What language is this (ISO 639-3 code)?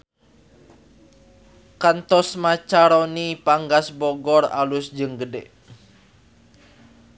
sun